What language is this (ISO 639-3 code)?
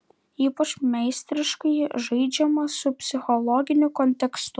lit